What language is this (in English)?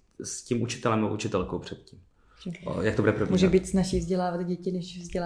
Czech